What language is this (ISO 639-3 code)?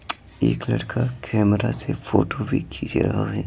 hin